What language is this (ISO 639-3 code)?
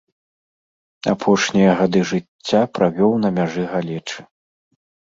bel